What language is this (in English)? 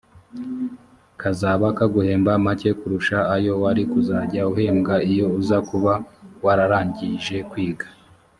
Kinyarwanda